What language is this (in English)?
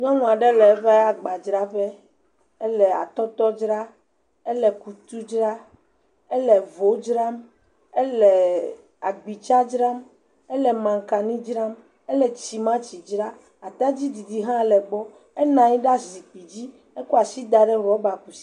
Ewe